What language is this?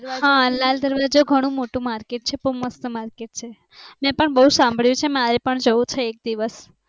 Gujarati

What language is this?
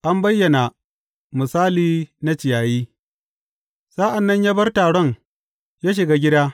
Hausa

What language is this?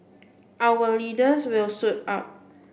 English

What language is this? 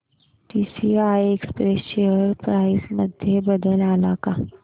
Marathi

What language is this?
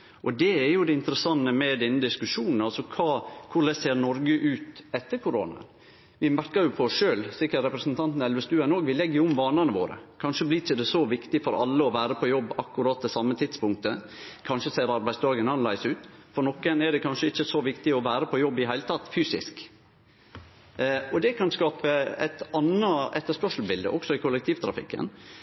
Norwegian Nynorsk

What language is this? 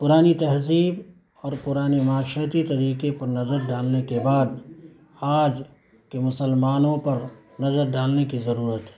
Urdu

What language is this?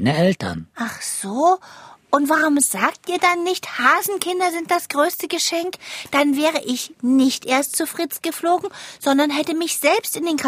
German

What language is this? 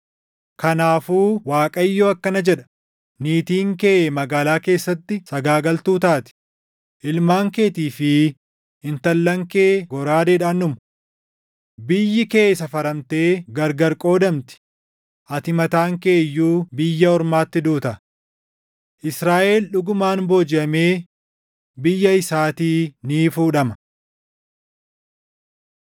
Oromo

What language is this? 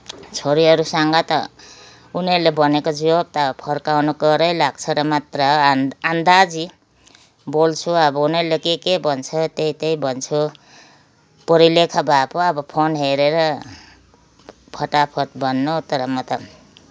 Nepali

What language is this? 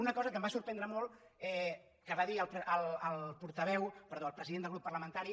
Catalan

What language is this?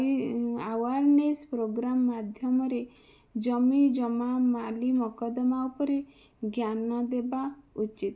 Odia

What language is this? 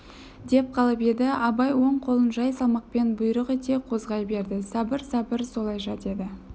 Kazakh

